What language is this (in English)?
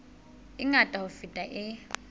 Southern Sotho